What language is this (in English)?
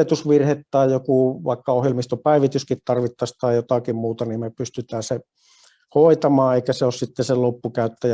Finnish